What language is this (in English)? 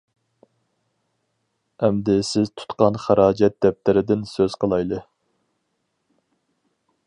Uyghur